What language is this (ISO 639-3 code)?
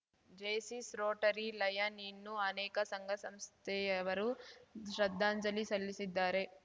kan